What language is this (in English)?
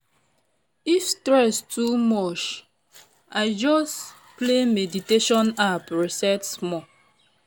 Nigerian Pidgin